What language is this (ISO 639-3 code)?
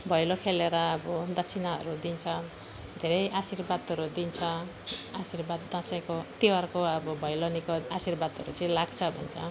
nep